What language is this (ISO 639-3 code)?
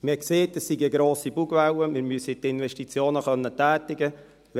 gsw